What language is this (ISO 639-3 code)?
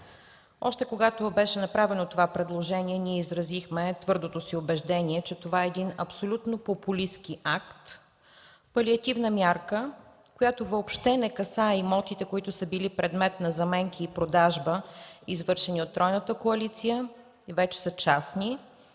bul